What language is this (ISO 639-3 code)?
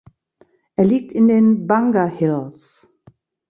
deu